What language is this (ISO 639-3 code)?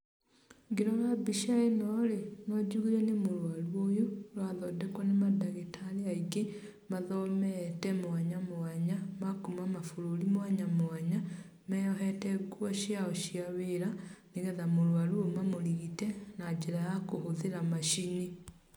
kik